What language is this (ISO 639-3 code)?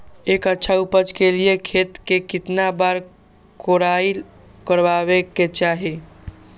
mag